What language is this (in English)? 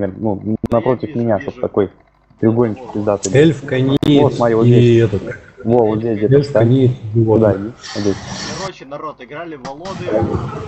Russian